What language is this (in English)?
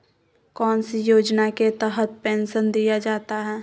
Magahi